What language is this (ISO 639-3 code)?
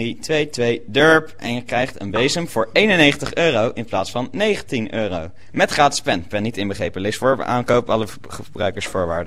nld